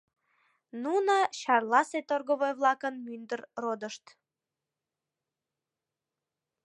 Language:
Mari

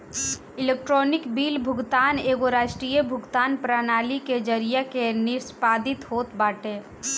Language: Bhojpuri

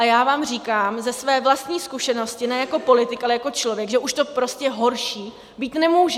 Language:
Czech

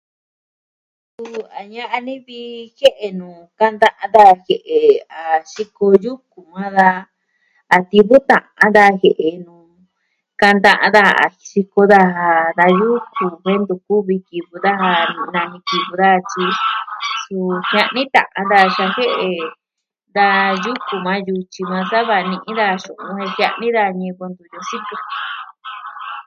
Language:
Southwestern Tlaxiaco Mixtec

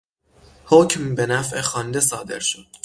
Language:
Persian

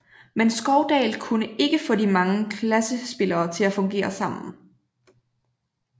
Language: Danish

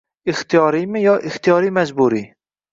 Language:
Uzbek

